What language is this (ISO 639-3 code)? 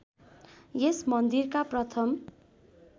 nep